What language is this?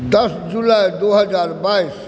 Maithili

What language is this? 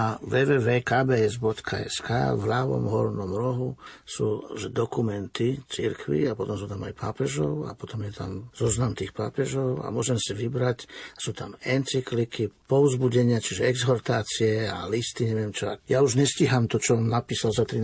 Slovak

